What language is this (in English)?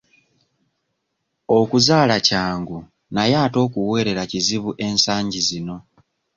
Ganda